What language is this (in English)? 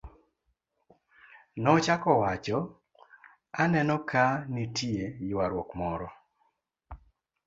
Luo (Kenya and Tanzania)